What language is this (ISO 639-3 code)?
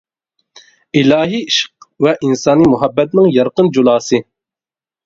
uig